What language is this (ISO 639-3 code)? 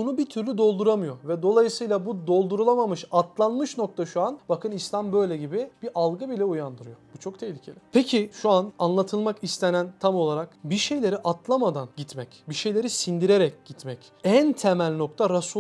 tur